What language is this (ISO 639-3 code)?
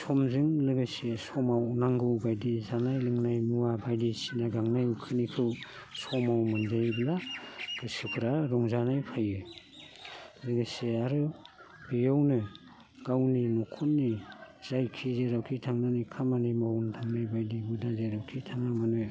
brx